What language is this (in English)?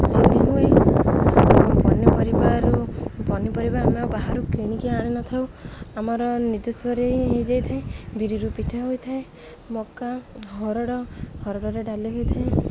Odia